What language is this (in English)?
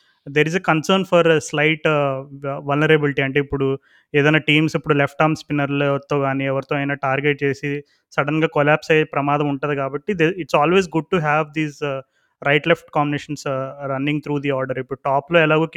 Telugu